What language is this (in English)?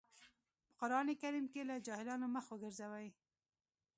Pashto